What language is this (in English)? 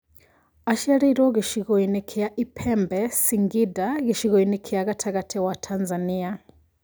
Kikuyu